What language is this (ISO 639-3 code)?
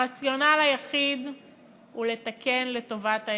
heb